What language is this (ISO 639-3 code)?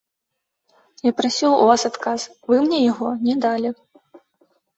bel